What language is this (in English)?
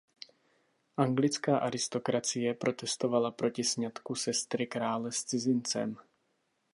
Czech